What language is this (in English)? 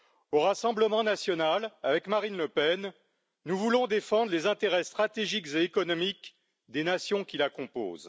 French